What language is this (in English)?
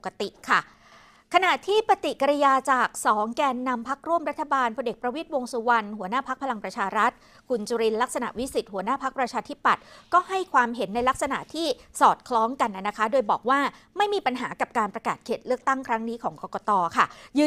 Thai